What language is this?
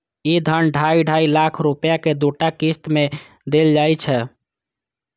Maithili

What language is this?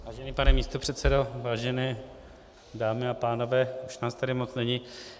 Czech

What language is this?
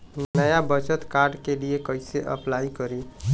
Bhojpuri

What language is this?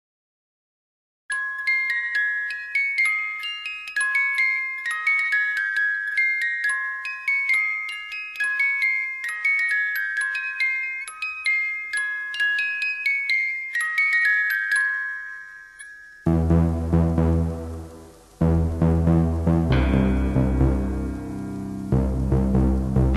Romanian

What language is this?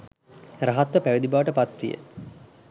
Sinhala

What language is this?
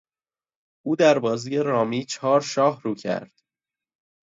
Persian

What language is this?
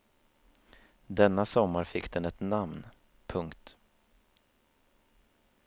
Swedish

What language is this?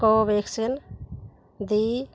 Punjabi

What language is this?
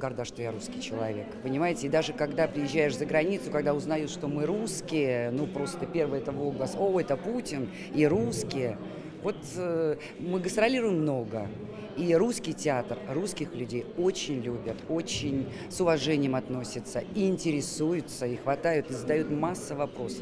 Russian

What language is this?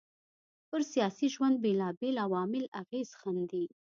Pashto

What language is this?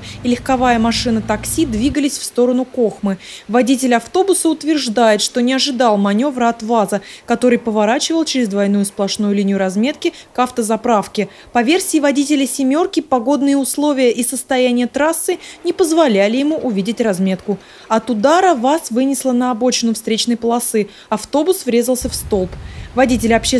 Russian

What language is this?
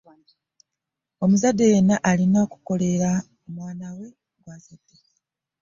Ganda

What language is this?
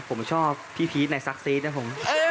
Thai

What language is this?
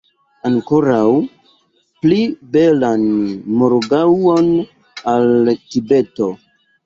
Esperanto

